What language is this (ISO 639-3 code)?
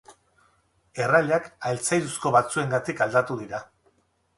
eus